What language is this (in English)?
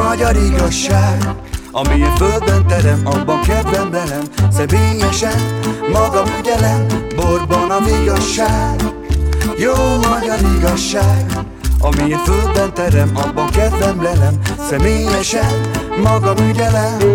Hungarian